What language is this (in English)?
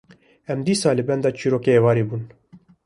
Kurdish